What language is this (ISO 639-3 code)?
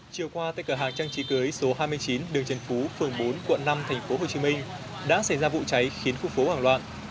vie